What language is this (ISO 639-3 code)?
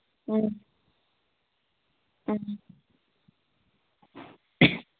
mni